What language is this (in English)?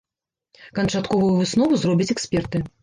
Belarusian